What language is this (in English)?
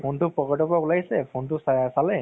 Assamese